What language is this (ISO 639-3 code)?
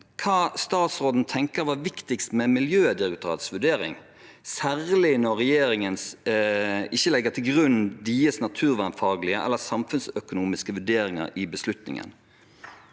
nor